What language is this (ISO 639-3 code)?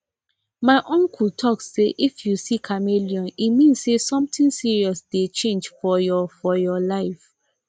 pcm